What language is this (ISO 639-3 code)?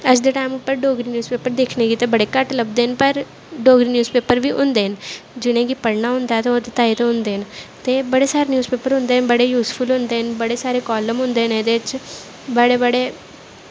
doi